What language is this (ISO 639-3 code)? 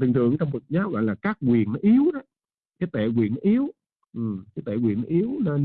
vie